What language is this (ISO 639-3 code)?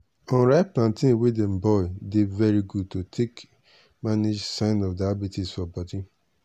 pcm